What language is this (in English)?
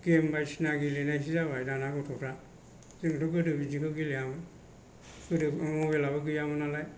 Bodo